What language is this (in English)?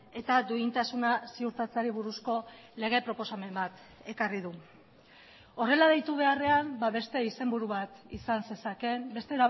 Basque